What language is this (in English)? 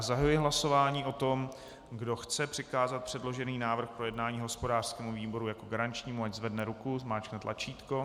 Czech